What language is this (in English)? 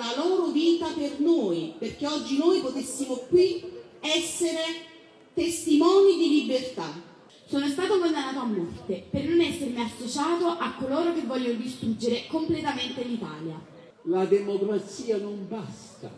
Italian